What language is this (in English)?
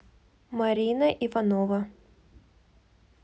Russian